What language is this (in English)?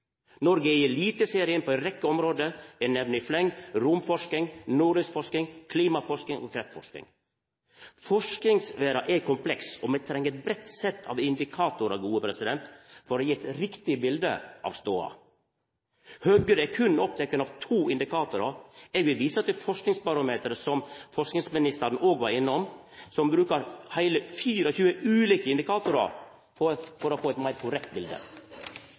Norwegian Nynorsk